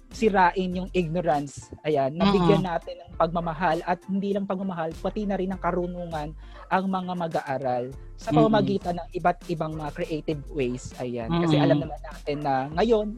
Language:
Filipino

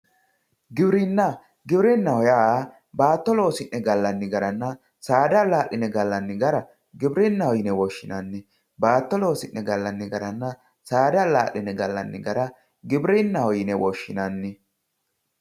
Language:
Sidamo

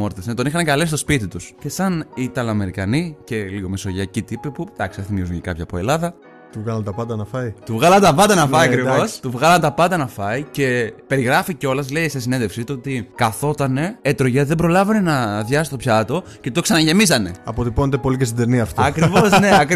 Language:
Greek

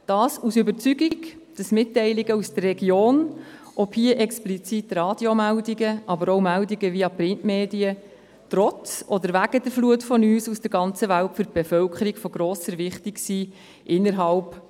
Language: Swiss German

